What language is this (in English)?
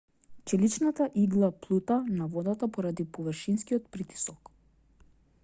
Macedonian